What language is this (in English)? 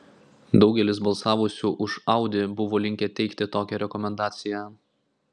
Lithuanian